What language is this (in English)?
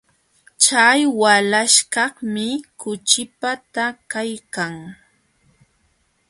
Jauja Wanca Quechua